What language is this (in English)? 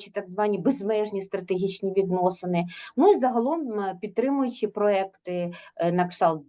Ukrainian